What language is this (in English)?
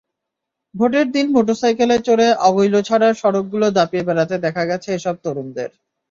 Bangla